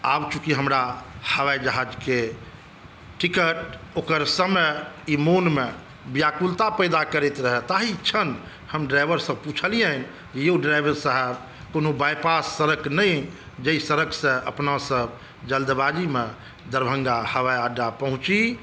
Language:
Maithili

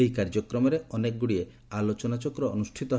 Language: Odia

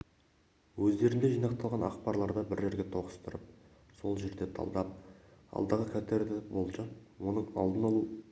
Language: Kazakh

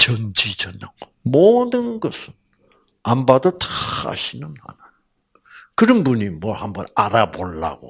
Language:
Korean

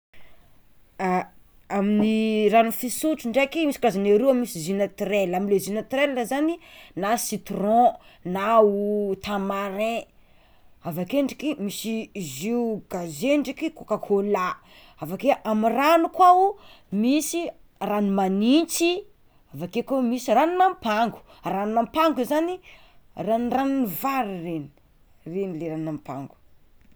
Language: Tsimihety Malagasy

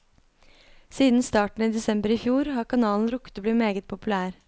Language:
Norwegian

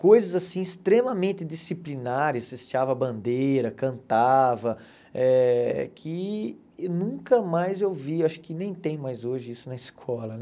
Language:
Portuguese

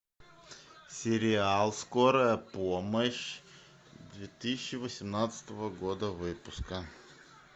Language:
Russian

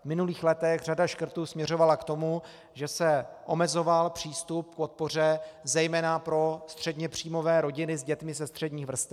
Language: Czech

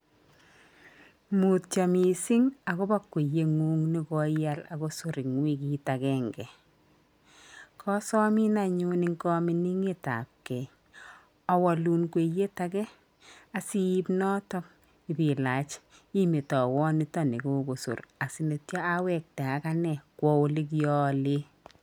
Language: Kalenjin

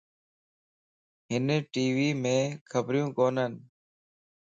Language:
Lasi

